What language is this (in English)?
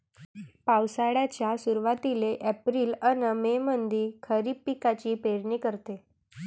Marathi